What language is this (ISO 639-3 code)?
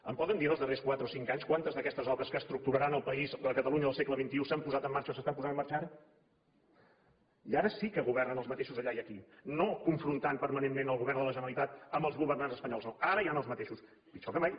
cat